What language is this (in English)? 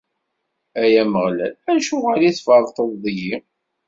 Kabyle